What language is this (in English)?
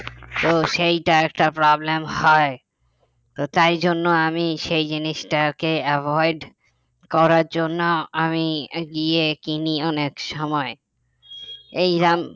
Bangla